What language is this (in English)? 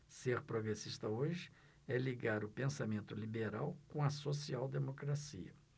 Portuguese